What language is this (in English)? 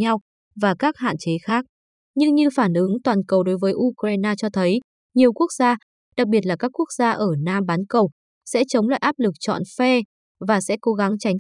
Vietnamese